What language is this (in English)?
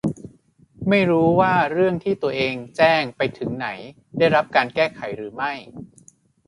Thai